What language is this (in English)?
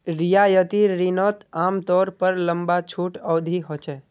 Magahi